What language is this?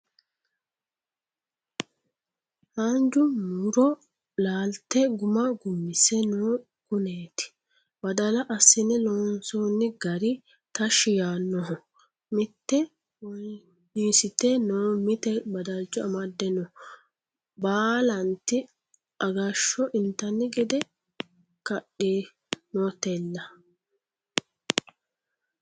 Sidamo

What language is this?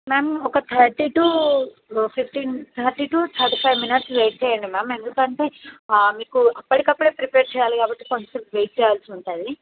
Telugu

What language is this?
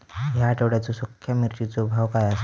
Marathi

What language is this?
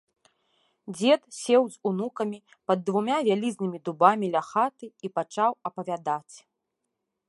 Belarusian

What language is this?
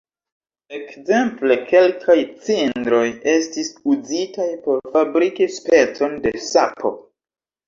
Esperanto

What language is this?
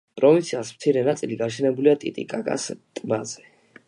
Georgian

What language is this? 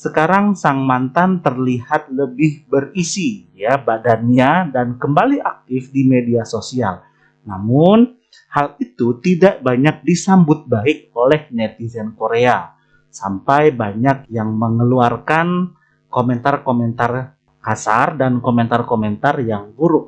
Indonesian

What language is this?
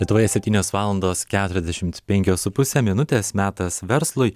Lithuanian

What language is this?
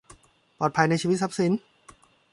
Thai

